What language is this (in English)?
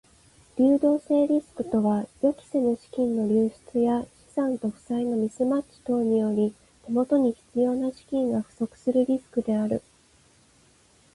Japanese